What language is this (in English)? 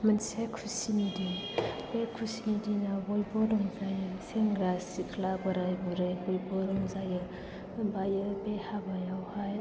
Bodo